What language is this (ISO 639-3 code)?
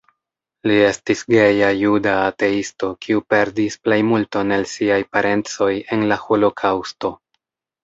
epo